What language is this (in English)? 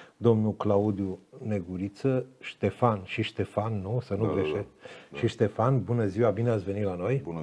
Romanian